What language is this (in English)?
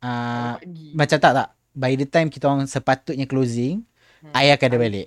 Malay